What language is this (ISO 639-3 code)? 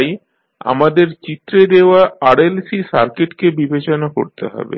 ben